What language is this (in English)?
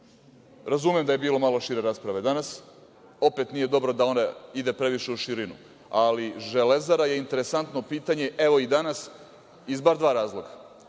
Serbian